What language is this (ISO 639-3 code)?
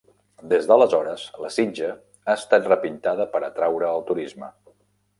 cat